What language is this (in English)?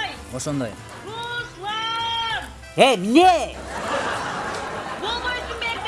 Turkish